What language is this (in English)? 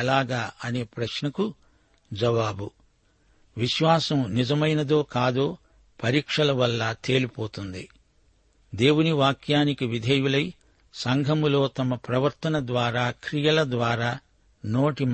Telugu